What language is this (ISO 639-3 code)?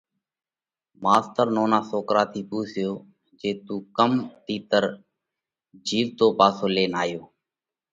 kvx